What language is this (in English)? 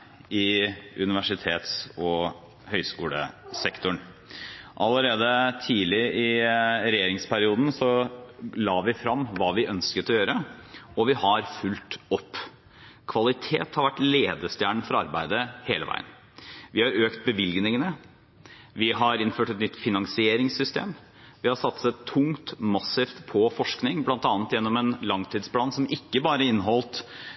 Norwegian Bokmål